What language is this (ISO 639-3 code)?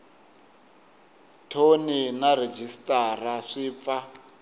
tso